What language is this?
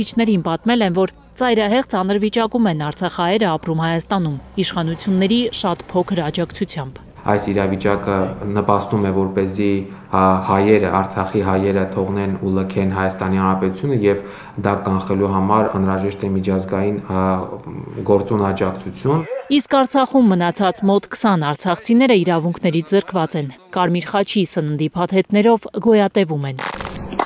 Romanian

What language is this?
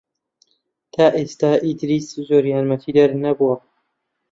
Central Kurdish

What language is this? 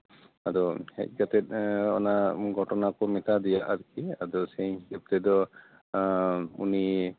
Santali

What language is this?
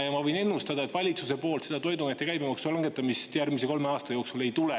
Estonian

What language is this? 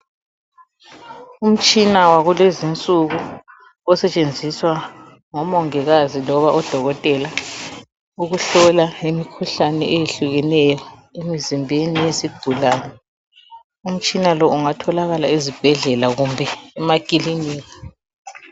North Ndebele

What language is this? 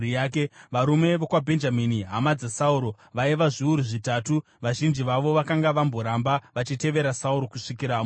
Shona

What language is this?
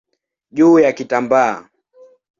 Swahili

